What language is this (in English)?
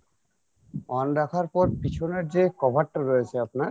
Bangla